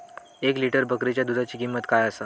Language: Marathi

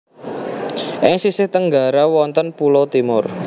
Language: Javanese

